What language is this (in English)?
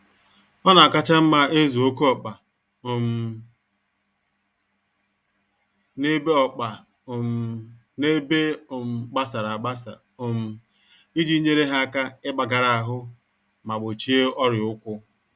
Igbo